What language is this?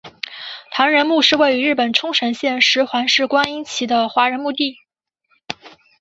Chinese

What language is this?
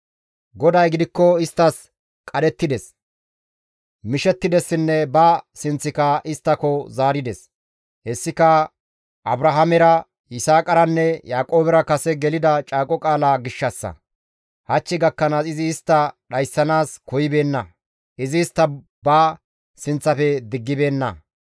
Gamo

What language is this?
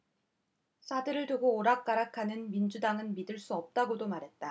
Korean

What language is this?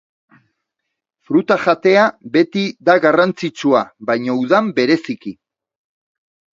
Basque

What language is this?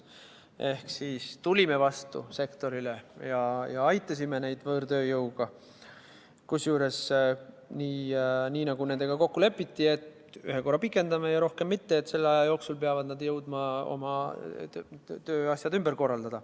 Estonian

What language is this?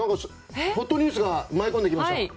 Japanese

